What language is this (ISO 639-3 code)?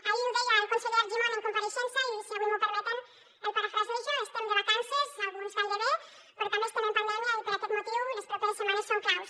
cat